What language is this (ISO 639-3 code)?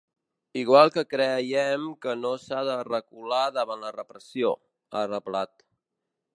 cat